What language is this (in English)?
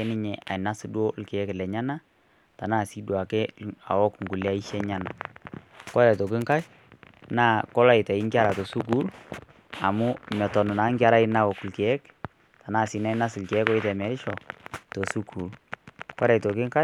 Masai